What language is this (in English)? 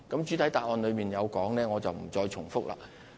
Cantonese